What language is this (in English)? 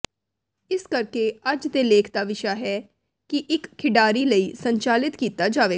Punjabi